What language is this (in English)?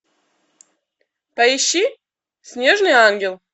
Russian